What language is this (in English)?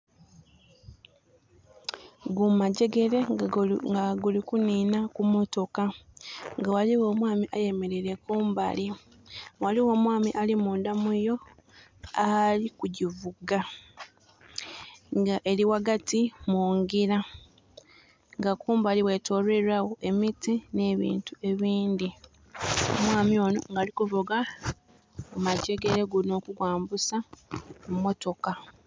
Soga